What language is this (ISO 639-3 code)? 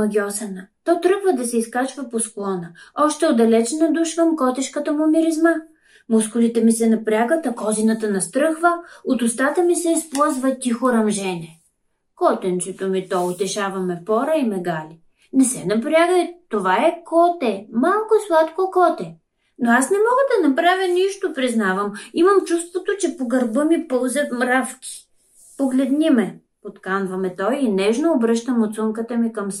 bul